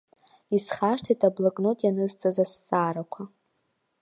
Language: Abkhazian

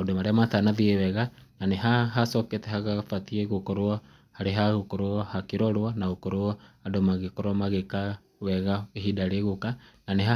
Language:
Kikuyu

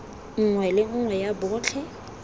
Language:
Tswana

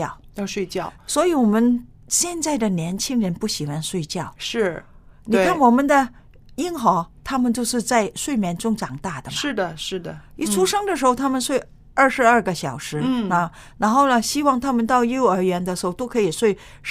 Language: Chinese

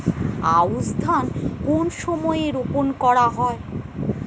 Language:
Bangla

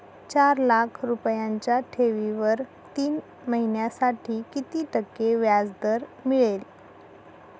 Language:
Marathi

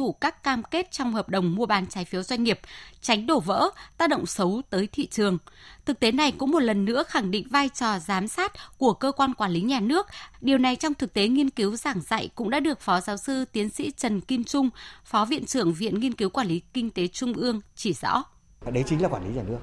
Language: Vietnamese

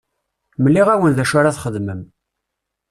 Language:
Kabyle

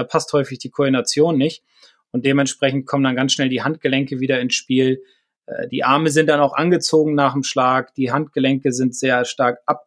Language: German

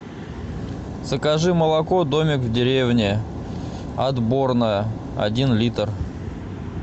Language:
Russian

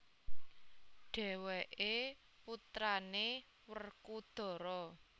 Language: Javanese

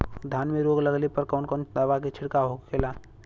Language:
Bhojpuri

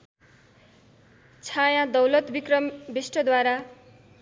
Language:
Nepali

